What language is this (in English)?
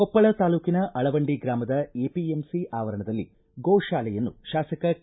Kannada